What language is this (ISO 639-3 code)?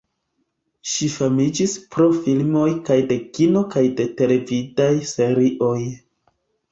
epo